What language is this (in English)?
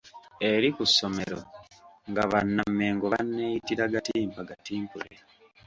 Ganda